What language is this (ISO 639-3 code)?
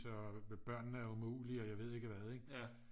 dan